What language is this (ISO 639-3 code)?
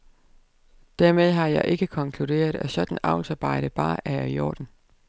dan